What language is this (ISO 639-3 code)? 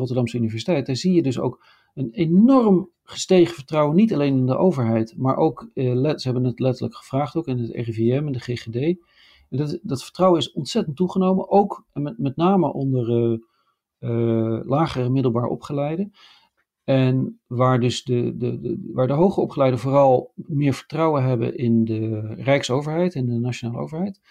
nld